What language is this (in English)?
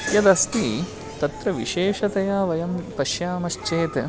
Sanskrit